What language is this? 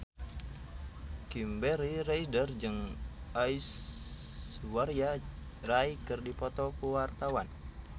Sundanese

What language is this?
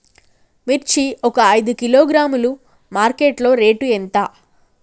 Telugu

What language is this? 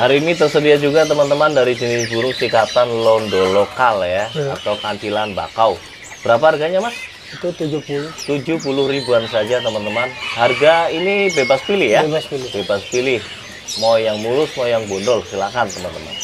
Indonesian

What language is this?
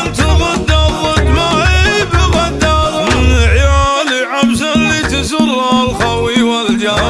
Arabic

